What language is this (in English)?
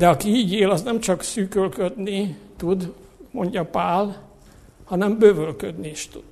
Hungarian